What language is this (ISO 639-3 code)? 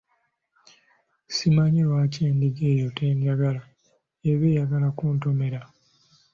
lug